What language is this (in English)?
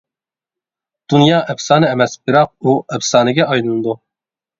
Uyghur